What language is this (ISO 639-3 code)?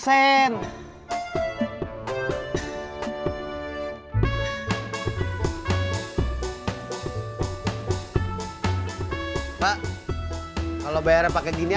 ind